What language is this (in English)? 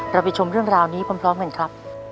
Thai